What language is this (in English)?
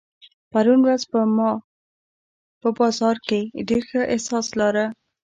Pashto